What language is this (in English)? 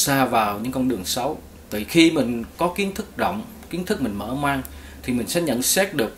Vietnamese